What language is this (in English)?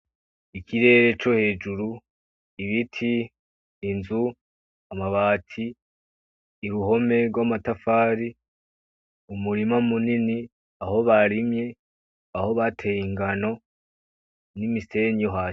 Rundi